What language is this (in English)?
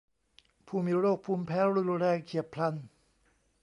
Thai